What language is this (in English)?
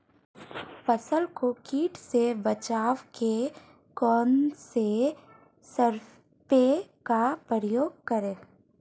Hindi